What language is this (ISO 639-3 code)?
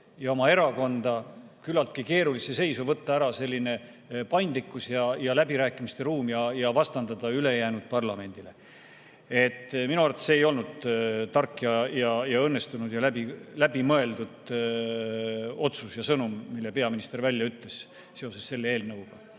est